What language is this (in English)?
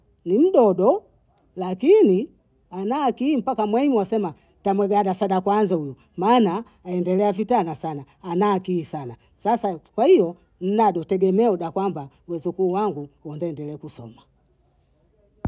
Bondei